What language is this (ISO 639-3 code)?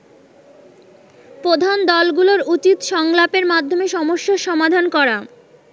ben